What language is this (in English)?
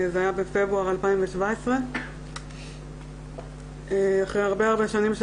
Hebrew